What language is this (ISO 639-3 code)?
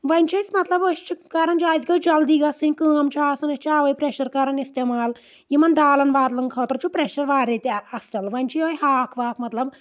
kas